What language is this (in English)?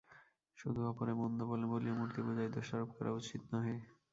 Bangla